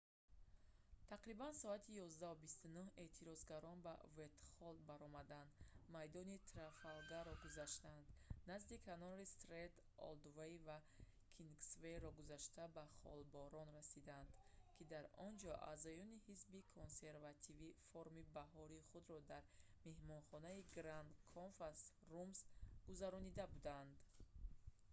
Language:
Tajik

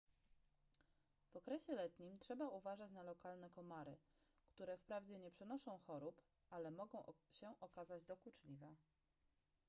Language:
Polish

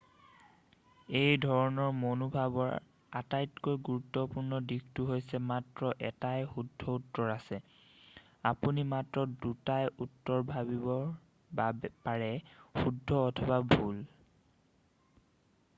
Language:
Assamese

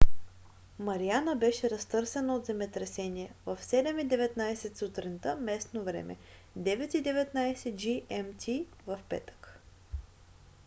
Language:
Bulgarian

